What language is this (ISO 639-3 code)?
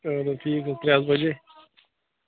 kas